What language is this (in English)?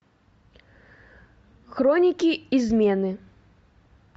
Russian